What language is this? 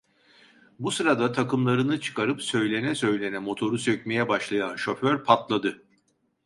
Turkish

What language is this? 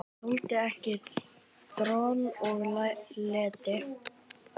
Icelandic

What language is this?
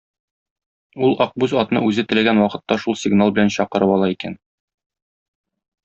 Tatar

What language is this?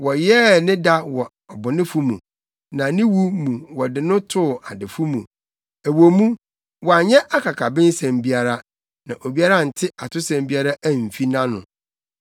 Akan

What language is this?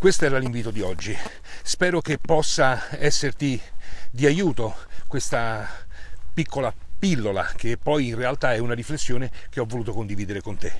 Italian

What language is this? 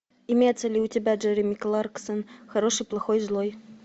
Russian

